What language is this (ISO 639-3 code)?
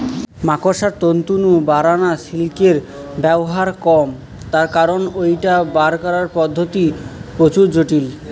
ben